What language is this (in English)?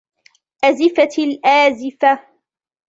Arabic